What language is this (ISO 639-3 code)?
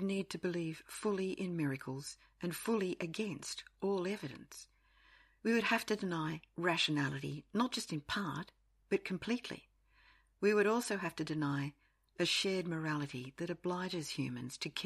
eng